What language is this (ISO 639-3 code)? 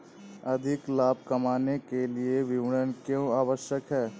hin